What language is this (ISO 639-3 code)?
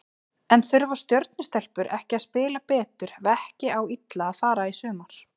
isl